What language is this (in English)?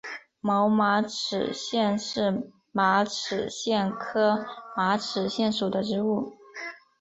Chinese